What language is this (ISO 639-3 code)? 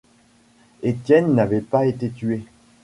fra